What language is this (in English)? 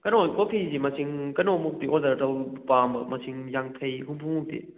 Manipuri